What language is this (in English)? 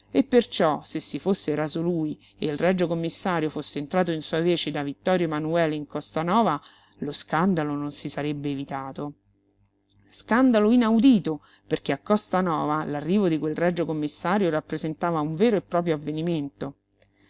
Italian